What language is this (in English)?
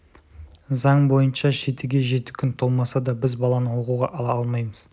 Kazakh